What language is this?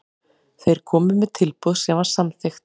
Icelandic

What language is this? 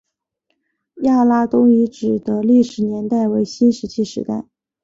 Chinese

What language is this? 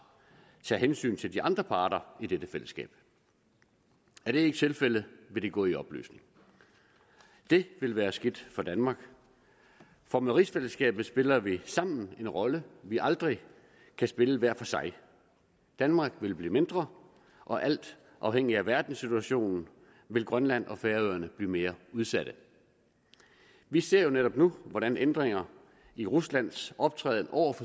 Danish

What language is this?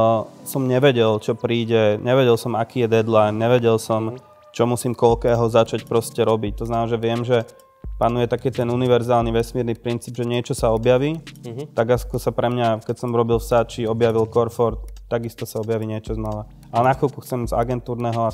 Slovak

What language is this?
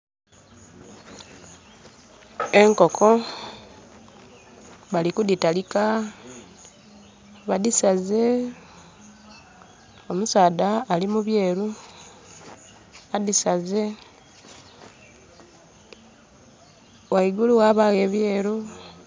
Soga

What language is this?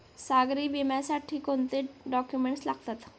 Marathi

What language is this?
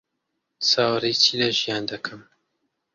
Central Kurdish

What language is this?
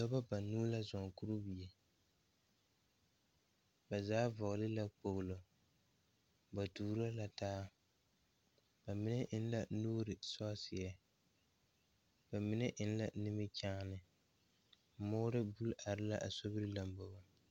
Southern Dagaare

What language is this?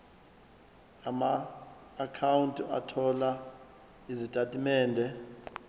Zulu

